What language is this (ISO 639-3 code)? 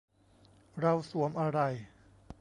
tha